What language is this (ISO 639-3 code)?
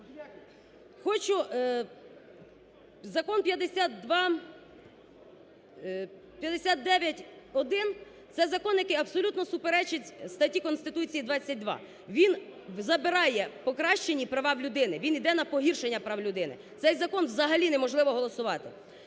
ukr